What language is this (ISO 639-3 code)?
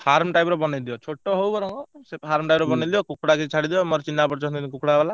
ori